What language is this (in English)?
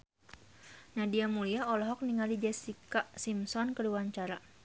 Sundanese